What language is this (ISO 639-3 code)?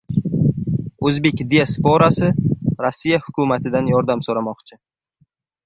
uzb